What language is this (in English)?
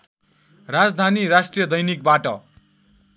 Nepali